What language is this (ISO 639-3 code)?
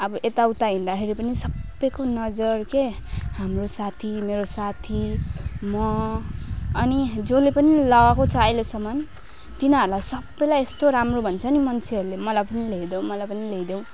nep